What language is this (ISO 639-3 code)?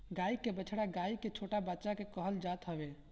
bho